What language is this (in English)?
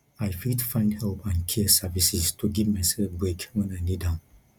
Nigerian Pidgin